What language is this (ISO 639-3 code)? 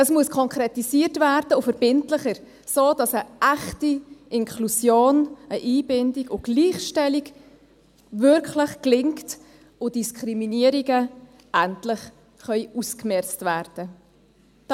gsw